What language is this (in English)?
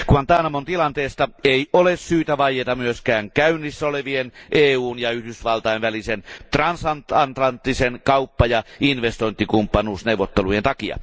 Finnish